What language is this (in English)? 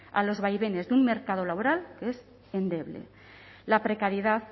Spanish